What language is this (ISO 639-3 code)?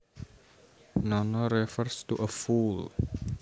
jav